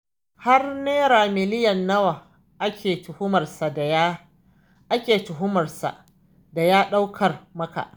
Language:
Hausa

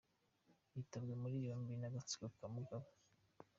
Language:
Kinyarwanda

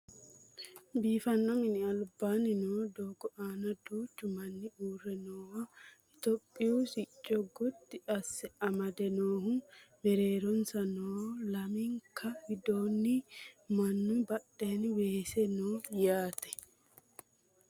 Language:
Sidamo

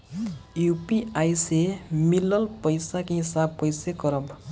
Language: Bhojpuri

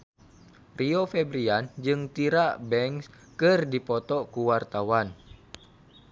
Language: Sundanese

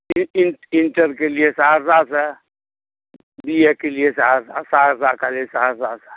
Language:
Maithili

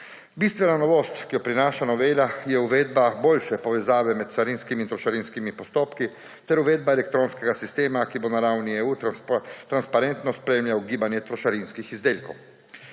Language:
Slovenian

